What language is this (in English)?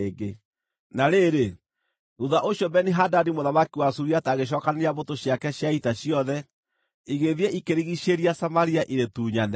Kikuyu